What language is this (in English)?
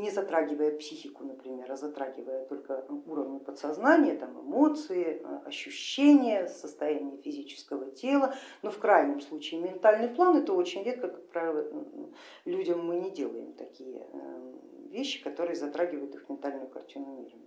Russian